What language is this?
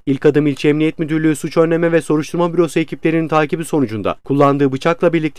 Turkish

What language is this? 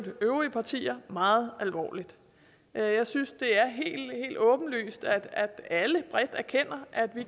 Danish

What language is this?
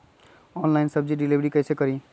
Magahi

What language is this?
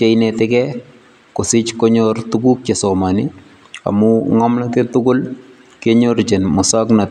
Kalenjin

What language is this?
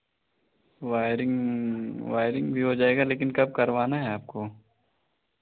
Hindi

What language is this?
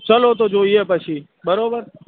Gujarati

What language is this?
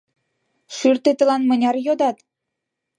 Mari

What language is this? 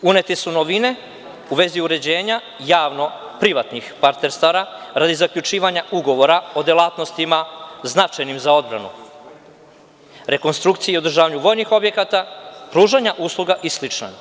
Serbian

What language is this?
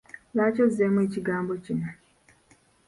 Ganda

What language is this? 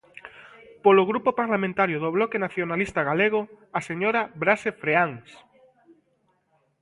Galician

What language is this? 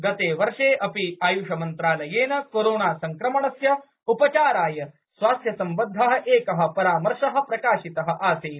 Sanskrit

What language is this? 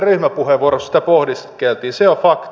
Finnish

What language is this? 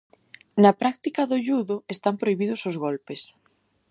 Galician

